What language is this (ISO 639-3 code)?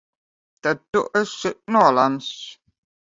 lav